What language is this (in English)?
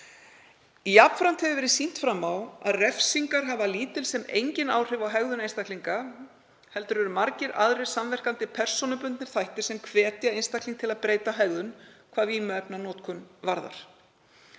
Icelandic